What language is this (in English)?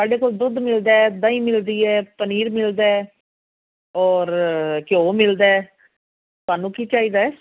Punjabi